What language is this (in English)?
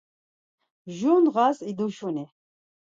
Laz